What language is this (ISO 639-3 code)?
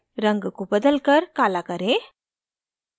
hin